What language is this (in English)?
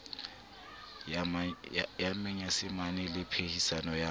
Southern Sotho